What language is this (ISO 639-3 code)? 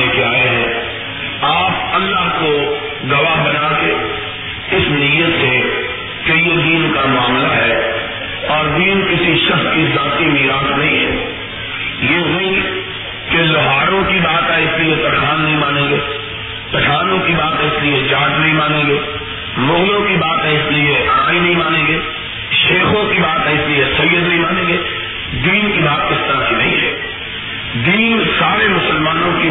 urd